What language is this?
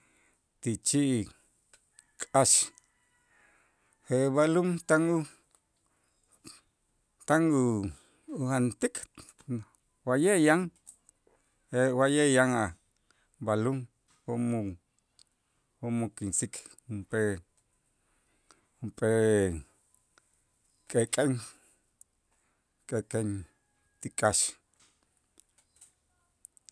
Itzá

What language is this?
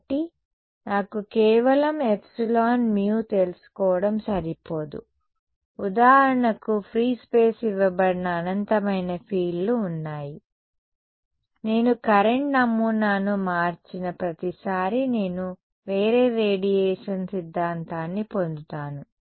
Telugu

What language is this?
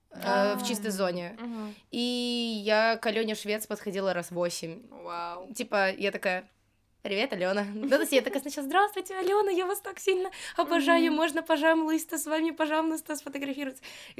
Russian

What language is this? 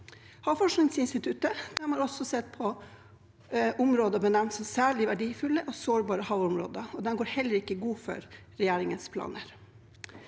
Norwegian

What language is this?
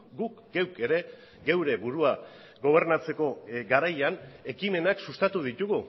Basque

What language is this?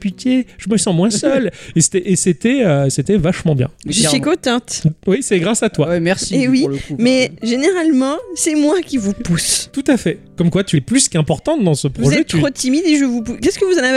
French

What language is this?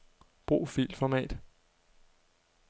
Danish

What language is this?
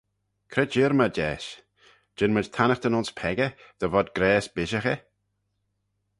Manx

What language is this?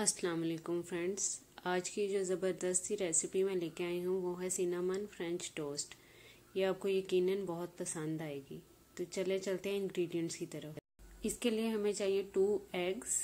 Hindi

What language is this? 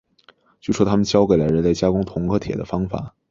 Chinese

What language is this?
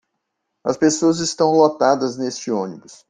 Portuguese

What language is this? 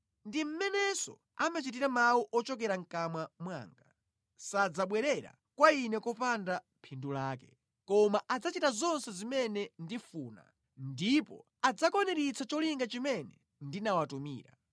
Nyanja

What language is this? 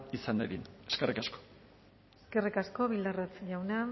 Basque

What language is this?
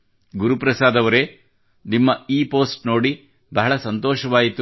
Kannada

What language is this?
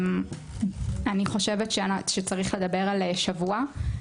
Hebrew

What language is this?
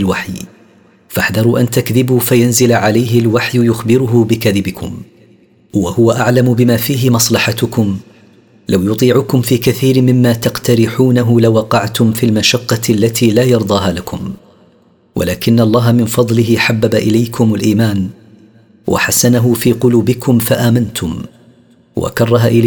Arabic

